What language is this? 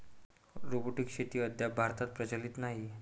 Marathi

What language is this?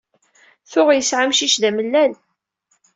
Kabyle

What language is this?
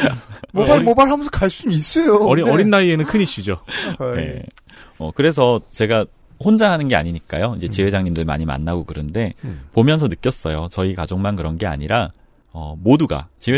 Korean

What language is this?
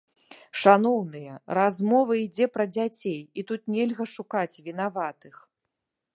Belarusian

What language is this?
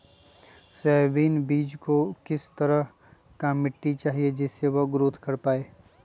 Magahi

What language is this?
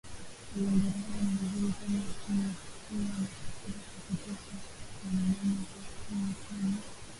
Swahili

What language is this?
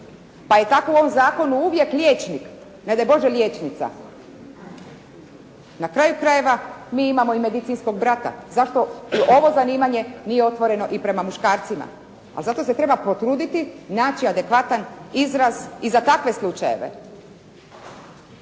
Croatian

